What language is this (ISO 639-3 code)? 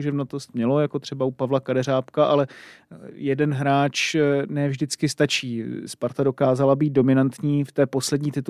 ces